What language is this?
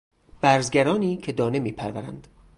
Persian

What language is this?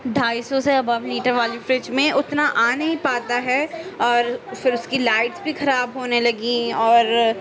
Urdu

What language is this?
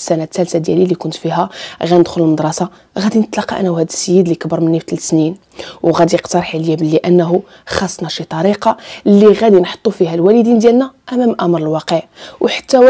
Arabic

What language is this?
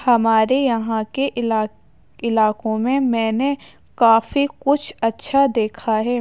Urdu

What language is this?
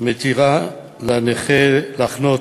Hebrew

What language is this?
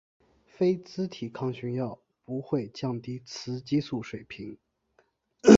Chinese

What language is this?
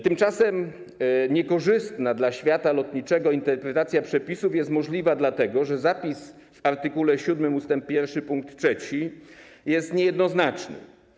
Polish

